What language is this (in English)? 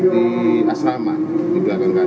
Indonesian